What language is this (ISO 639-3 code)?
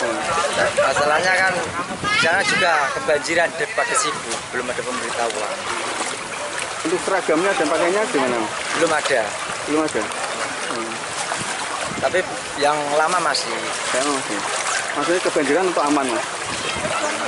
ind